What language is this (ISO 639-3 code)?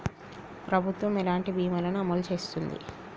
tel